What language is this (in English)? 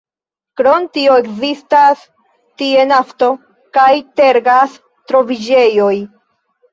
Esperanto